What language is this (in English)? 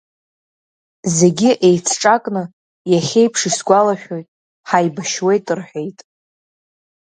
Abkhazian